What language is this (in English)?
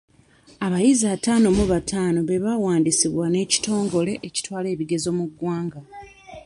Ganda